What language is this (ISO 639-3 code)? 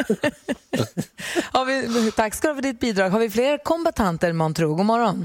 swe